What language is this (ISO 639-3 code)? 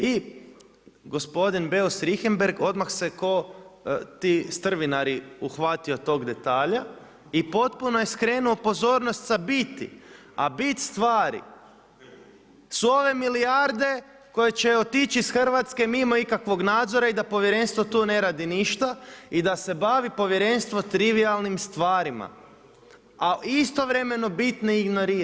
hrv